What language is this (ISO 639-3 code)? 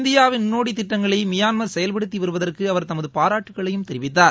tam